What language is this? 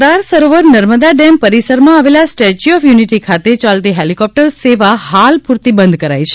Gujarati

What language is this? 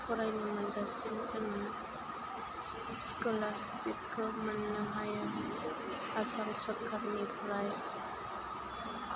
Bodo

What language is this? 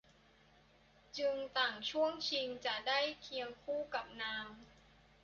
Thai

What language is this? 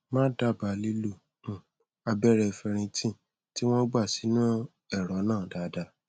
Yoruba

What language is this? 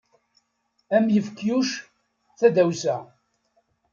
Kabyle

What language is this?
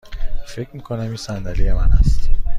Persian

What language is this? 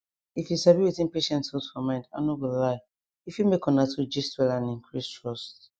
Nigerian Pidgin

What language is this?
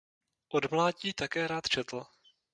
Czech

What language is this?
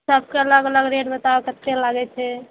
Maithili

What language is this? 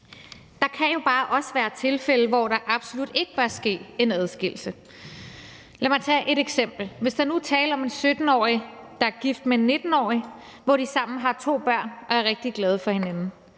Danish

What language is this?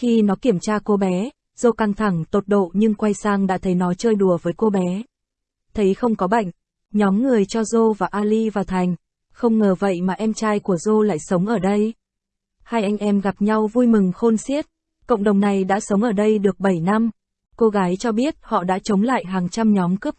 Vietnamese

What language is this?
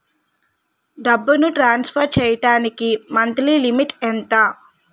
Telugu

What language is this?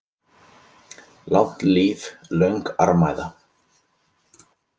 Icelandic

